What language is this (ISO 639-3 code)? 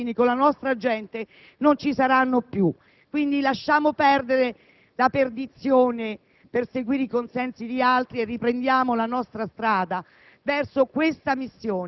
ita